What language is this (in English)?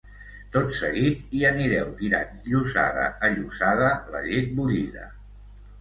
Catalan